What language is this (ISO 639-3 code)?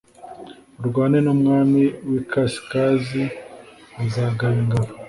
kin